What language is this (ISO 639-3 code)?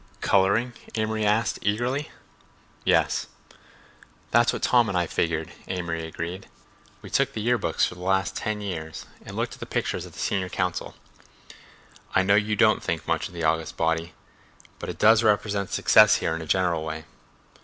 eng